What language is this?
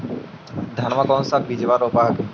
Magahi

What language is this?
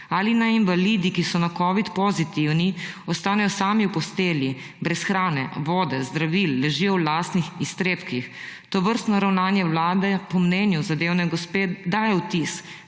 Slovenian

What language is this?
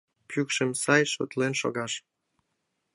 Mari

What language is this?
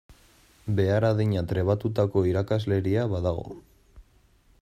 Basque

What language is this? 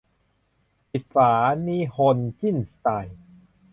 Thai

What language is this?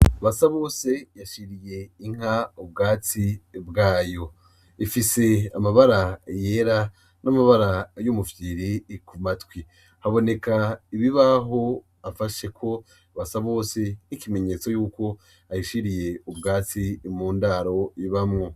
Rundi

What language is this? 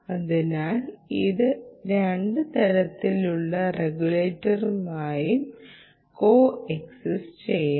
Malayalam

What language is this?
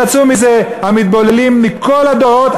Hebrew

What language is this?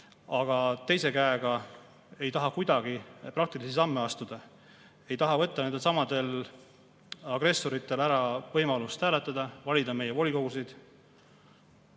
Estonian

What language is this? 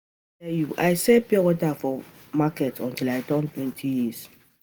Nigerian Pidgin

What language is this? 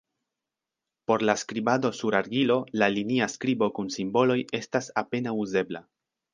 Esperanto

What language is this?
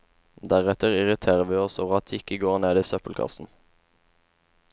Norwegian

